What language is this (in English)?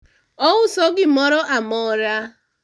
Luo (Kenya and Tanzania)